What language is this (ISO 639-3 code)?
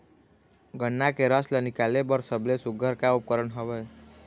hne